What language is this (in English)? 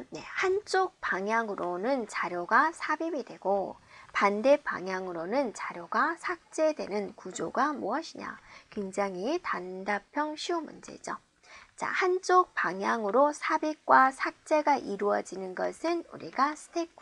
Korean